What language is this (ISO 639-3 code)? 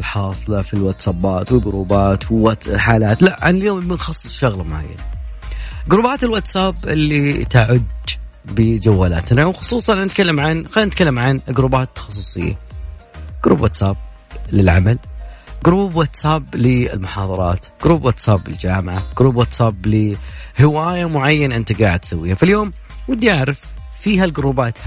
ara